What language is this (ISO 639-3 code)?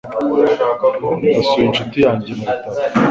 kin